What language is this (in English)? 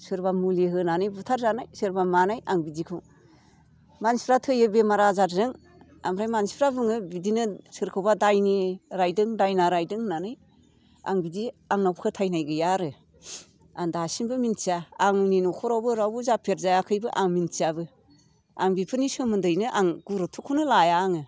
Bodo